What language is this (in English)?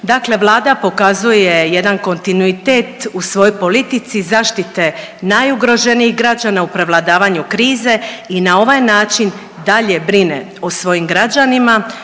Croatian